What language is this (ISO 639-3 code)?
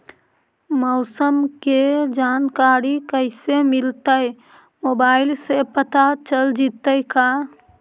mag